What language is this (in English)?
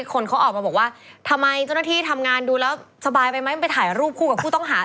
Thai